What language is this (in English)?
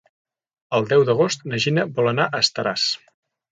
Catalan